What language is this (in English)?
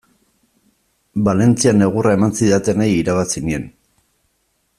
Basque